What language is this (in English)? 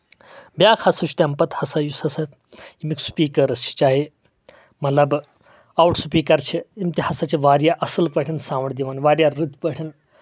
Kashmiri